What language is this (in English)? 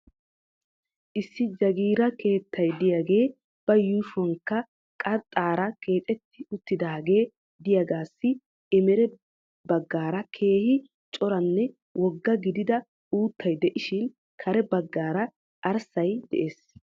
Wolaytta